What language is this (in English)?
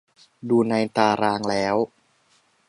Thai